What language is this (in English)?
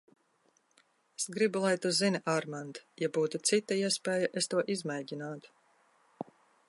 Latvian